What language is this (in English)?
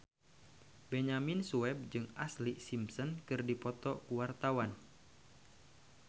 Sundanese